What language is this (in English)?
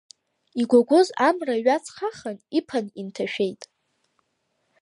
Abkhazian